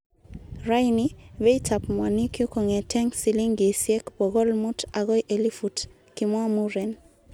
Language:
Kalenjin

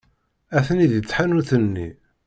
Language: Kabyle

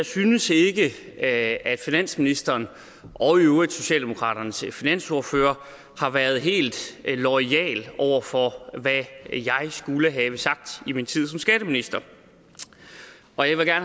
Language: Danish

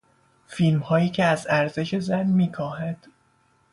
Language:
Persian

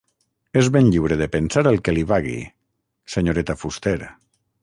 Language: Catalan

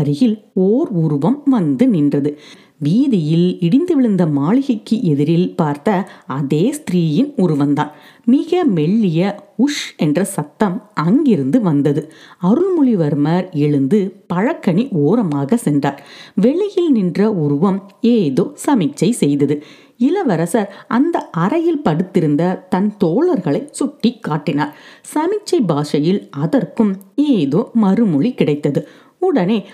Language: Tamil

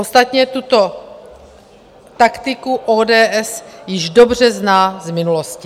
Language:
Czech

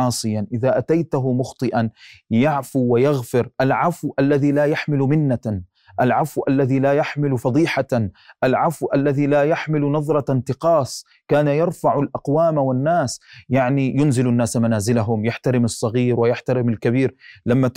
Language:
Arabic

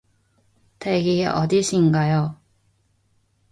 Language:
Korean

